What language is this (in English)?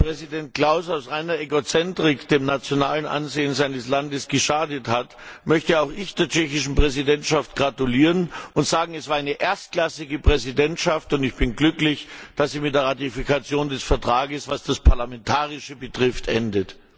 German